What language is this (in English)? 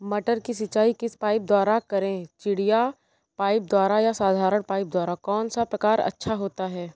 Hindi